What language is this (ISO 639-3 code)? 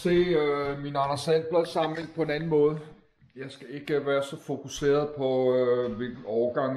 dan